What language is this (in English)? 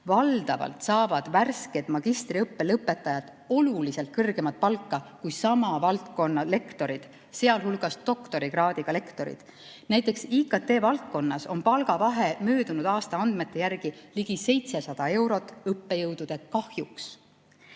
Estonian